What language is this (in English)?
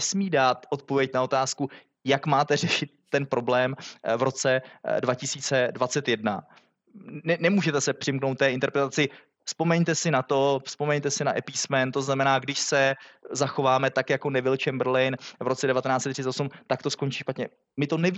Czech